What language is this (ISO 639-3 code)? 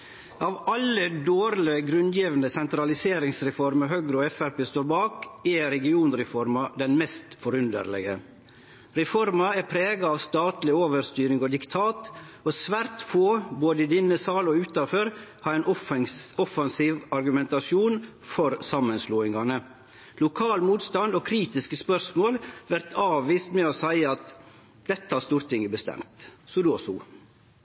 nor